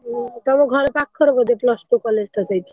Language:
Odia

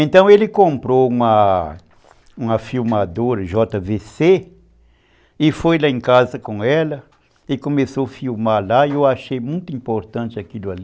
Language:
Portuguese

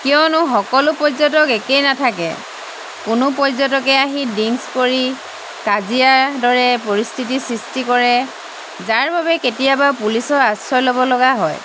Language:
Assamese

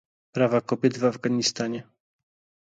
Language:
Polish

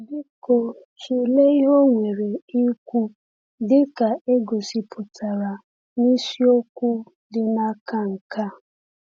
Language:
Igbo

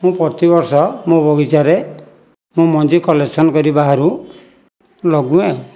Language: Odia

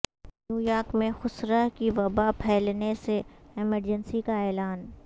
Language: Urdu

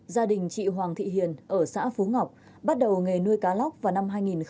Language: Vietnamese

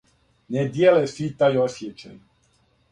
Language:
Serbian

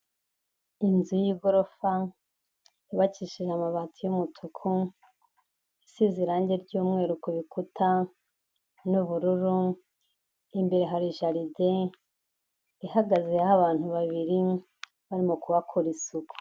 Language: Kinyarwanda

